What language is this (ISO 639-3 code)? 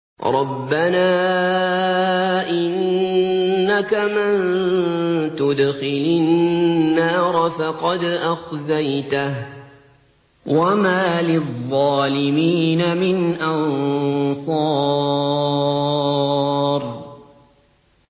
ara